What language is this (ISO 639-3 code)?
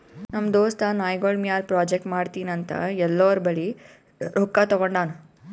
kan